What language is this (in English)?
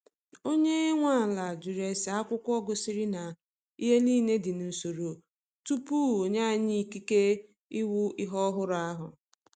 Igbo